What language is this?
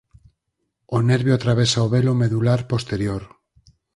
Galician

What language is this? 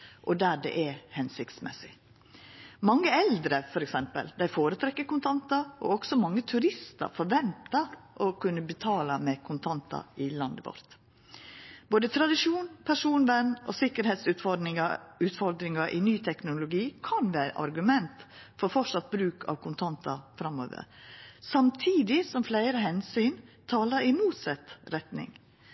Norwegian Nynorsk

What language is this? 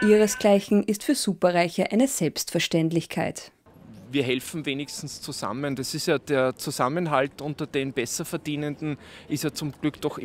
German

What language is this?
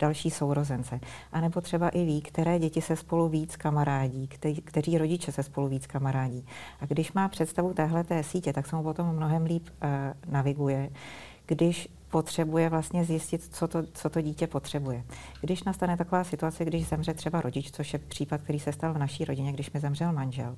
Czech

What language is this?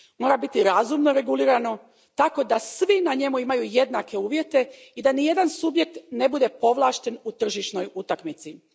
Croatian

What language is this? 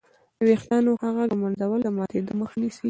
Pashto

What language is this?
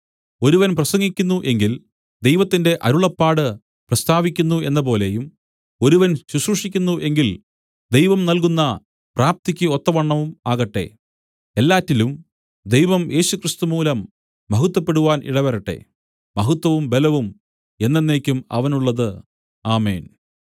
Malayalam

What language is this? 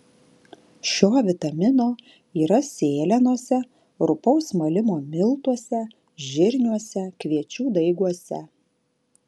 Lithuanian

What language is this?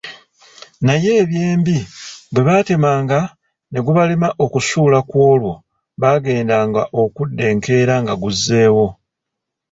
Ganda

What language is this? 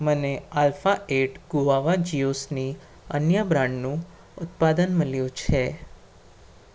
Gujarati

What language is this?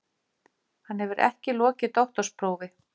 Icelandic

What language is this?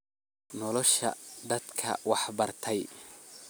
Somali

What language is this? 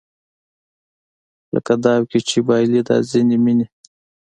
Pashto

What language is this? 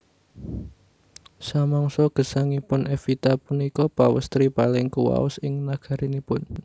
Javanese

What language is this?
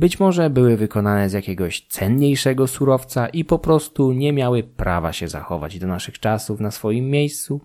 Polish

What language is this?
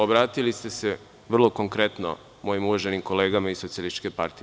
Serbian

